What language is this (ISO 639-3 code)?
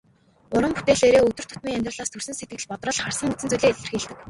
mon